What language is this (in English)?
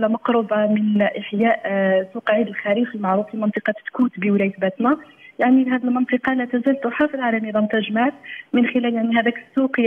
Arabic